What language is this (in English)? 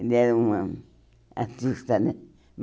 Portuguese